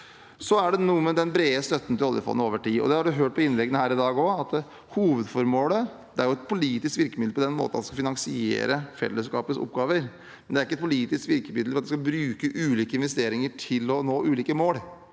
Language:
Norwegian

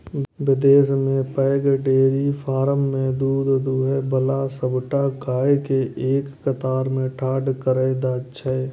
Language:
Maithili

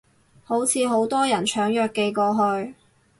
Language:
Cantonese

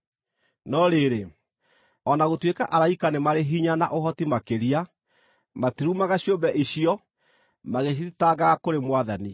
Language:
Kikuyu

